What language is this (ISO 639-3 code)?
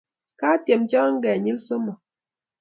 kln